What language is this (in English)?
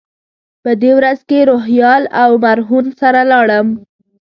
Pashto